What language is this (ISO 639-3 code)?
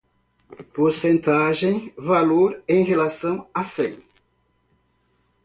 por